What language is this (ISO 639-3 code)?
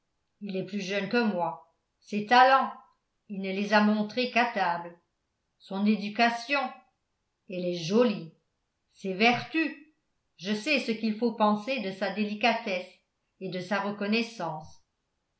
fra